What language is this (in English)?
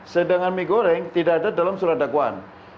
Indonesian